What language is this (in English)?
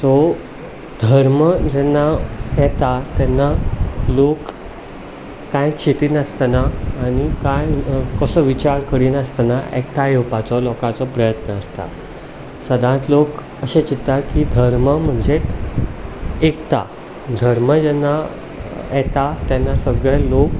Konkani